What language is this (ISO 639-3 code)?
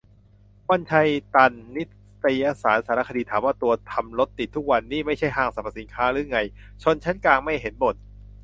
tha